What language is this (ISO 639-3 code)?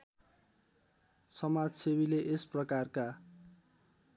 nep